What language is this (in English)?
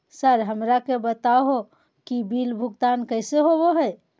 Magahi